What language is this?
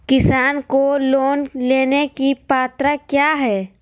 Magahi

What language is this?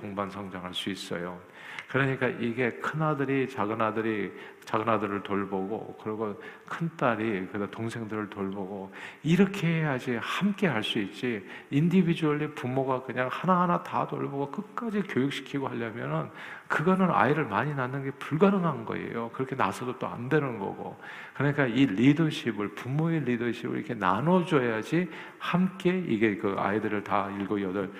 Korean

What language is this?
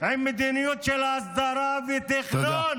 Hebrew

